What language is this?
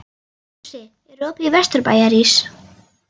Icelandic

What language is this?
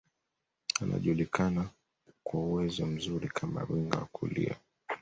Swahili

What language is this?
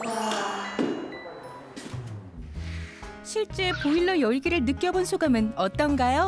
Korean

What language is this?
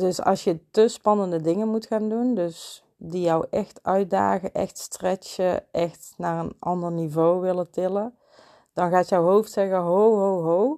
Dutch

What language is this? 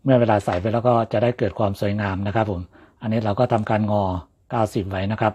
Thai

